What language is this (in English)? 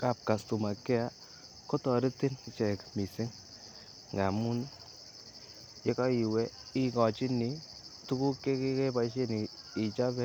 Kalenjin